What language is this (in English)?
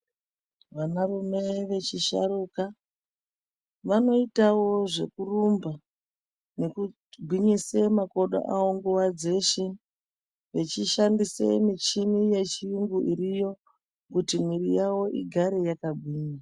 Ndau